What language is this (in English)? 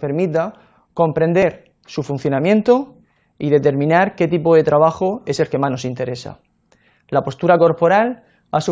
Spanish